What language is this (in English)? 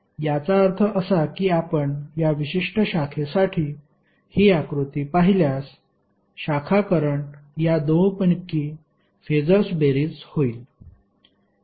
Marathi